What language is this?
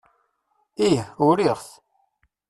Kabyle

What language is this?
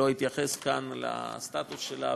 Hebrew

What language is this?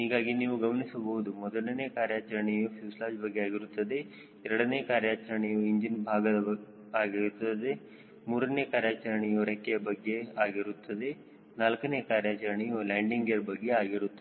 Kannada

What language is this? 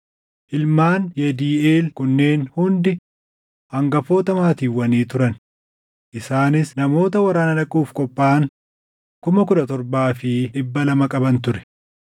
Oromo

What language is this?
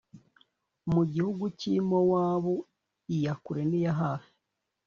Kinyarwanda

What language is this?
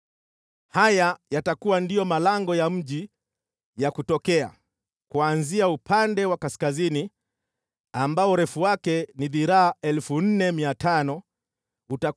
Swahili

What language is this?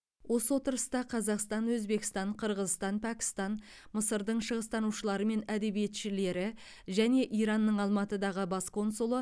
Kazakh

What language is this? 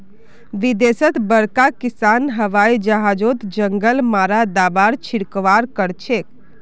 Magahi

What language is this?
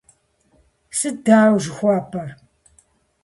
Kabardian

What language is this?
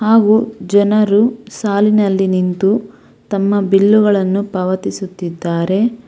Kannada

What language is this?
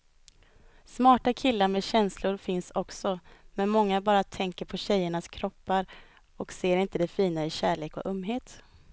Swedish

